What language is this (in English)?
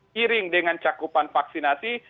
Indonesian